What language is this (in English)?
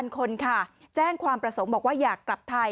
Thai